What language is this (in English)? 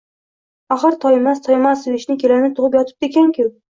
Uzbek